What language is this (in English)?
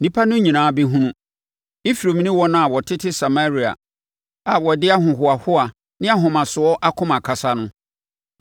Akan